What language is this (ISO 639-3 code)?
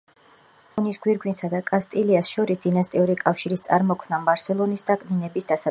kat